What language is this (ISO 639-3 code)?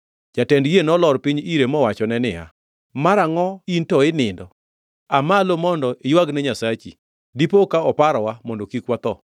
luo